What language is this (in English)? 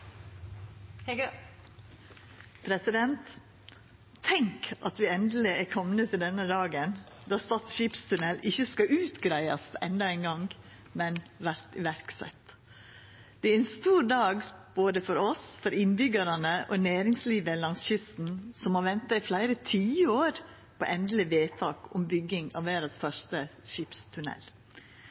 Norwegian Nynorsk